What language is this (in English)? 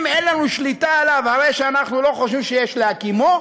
Hebrew